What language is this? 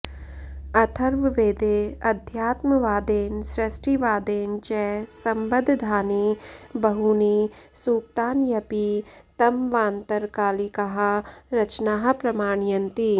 Sanskrit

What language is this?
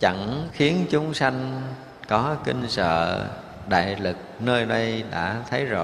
Vietnamese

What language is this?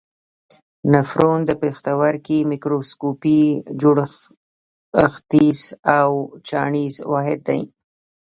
Pashto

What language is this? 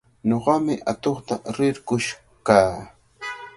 Cajatambo North Lima Quechua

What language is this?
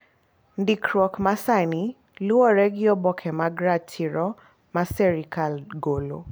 Luo (Kenya and Tanzania)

